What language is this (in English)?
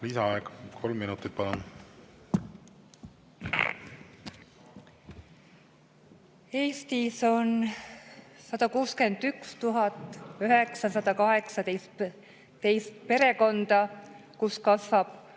Estonian